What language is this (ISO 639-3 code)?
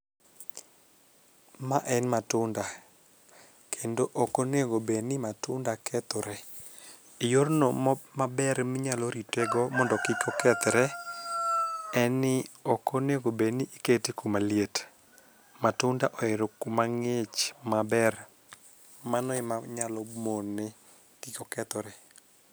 luo